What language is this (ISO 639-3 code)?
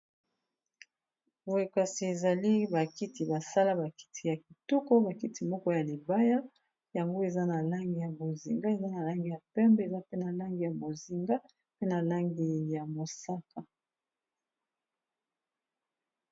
lin